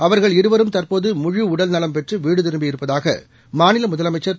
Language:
Tamil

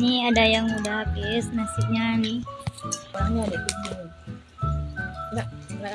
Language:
Indonesian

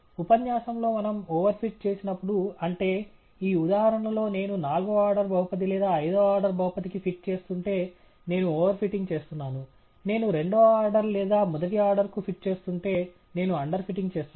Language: Telugu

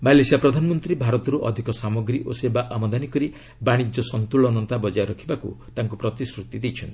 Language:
Odia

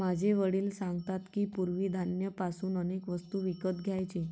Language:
Marathi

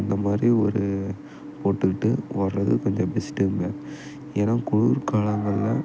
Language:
Tamil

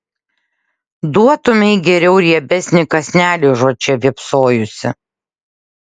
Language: Lithuanian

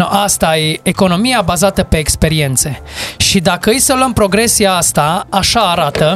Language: Romanian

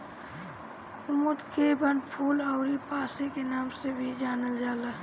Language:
Bhojpuri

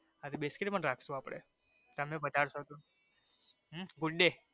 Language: Gujarati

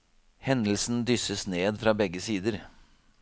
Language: Norwegian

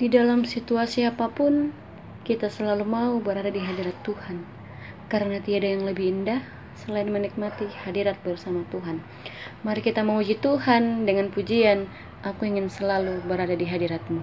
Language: Indonesian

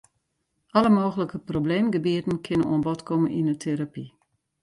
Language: Western Frisian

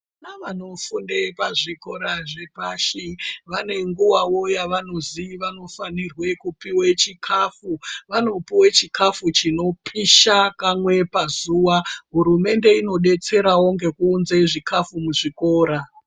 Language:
Ndau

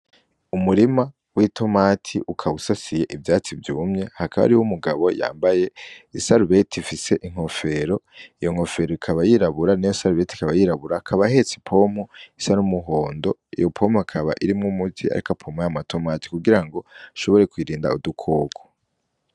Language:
Rundi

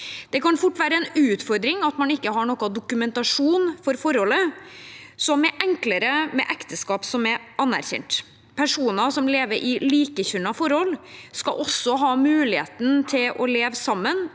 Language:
Norwegian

